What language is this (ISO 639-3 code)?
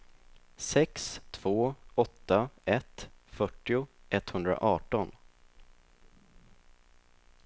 swe